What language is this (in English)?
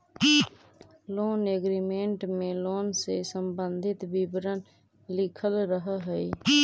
Magahi